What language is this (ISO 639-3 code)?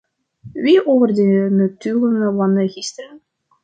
nld